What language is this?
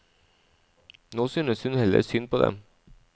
Norwegian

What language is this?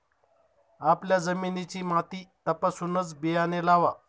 Marathi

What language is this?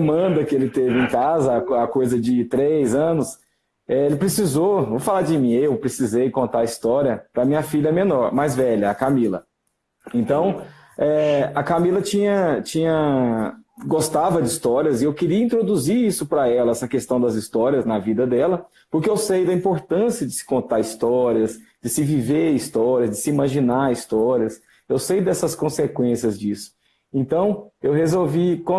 Portuguese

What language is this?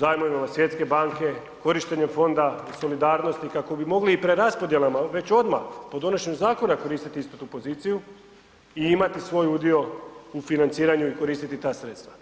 Croatian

